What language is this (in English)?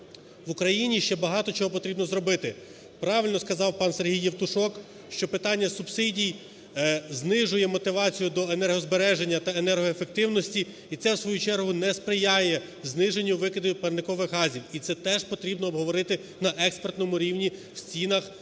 Ukrainian